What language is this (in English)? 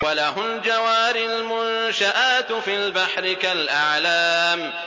Arabic